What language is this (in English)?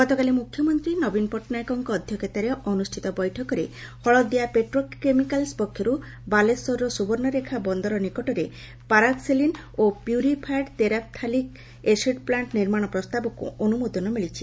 Odia